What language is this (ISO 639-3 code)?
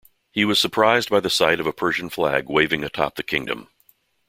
eng